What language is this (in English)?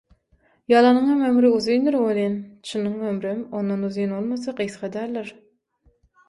Turkmen